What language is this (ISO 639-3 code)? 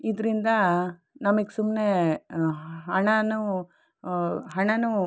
kan